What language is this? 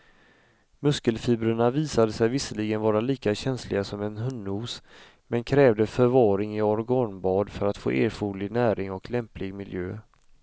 Swedish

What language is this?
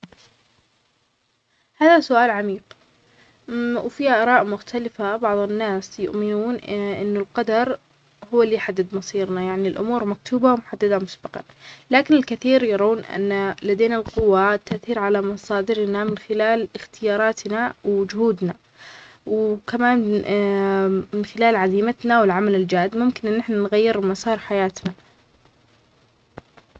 Omani Arabic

